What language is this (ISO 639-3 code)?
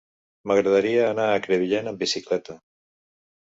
cat